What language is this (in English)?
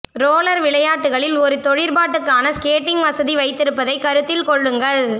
Tamil